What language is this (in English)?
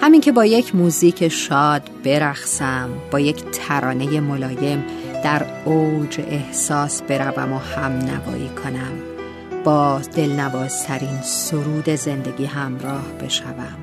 Persian